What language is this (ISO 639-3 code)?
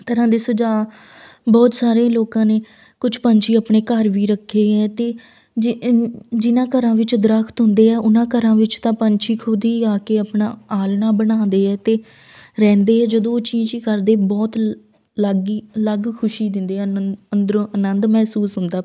pan